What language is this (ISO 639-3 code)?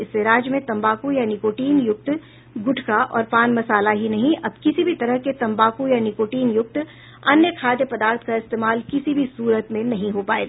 hin